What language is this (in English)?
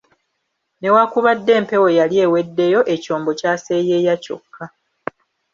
Ganda